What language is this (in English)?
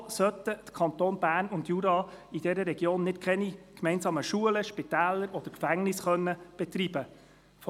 Swiss German